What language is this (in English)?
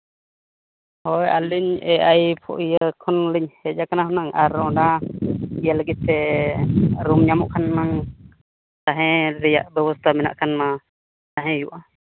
Santali